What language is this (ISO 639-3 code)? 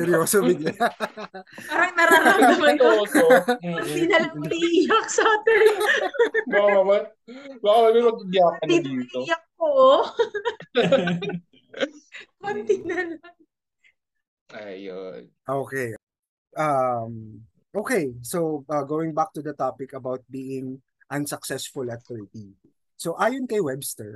fil